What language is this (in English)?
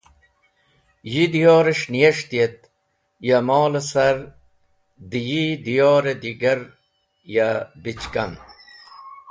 Wakhi